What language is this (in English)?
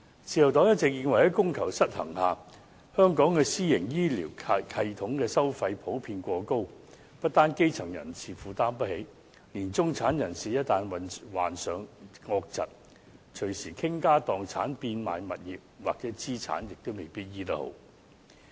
Cantonese